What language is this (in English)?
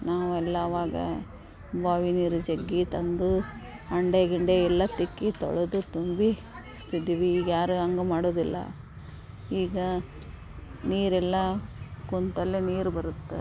Kannada